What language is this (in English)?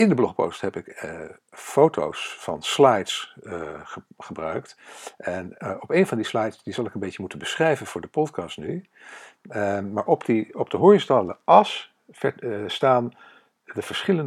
Dutch